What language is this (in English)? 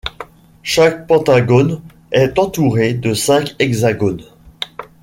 French